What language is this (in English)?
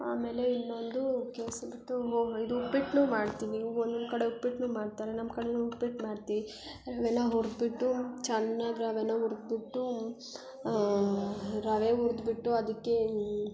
Kannada